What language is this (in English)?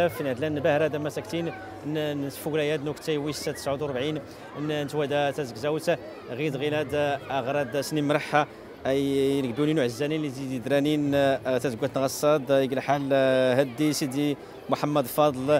Arabic